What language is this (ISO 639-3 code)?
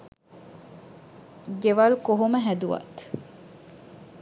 sin